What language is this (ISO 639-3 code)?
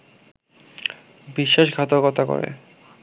ben